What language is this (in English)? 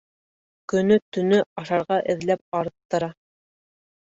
Bashkir